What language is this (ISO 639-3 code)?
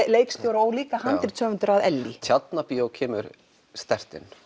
isl